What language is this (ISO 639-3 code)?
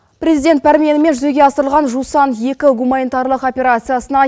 kaz